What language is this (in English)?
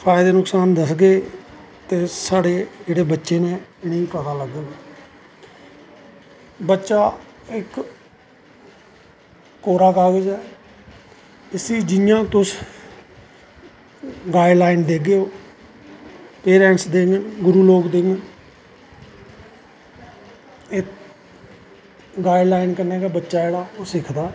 Dogri